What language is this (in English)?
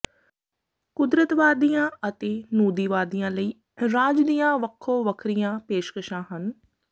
Punjabi